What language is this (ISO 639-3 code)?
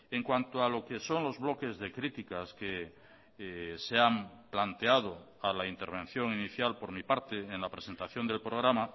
spa